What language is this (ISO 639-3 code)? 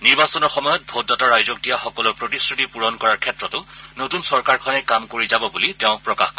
asm